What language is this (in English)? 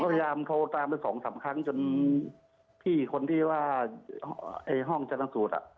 Thai